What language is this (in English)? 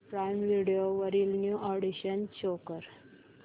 Marathi